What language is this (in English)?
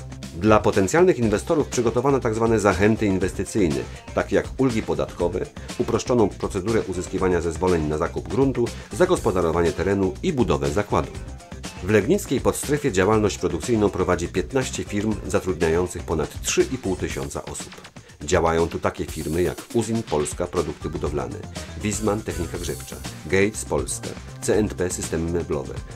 Polish